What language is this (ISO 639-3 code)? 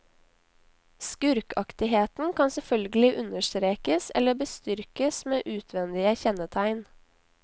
nor